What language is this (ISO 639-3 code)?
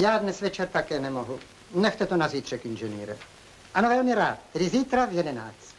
ces